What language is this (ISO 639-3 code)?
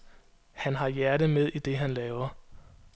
dan